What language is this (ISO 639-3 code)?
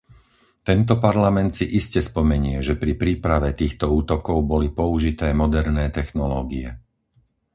slk